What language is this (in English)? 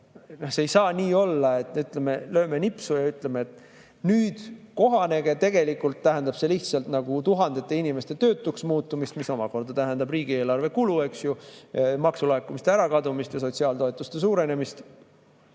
Estonian